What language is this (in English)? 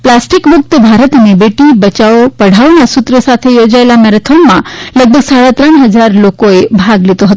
Gujarati